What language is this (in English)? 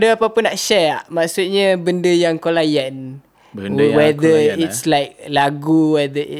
Malay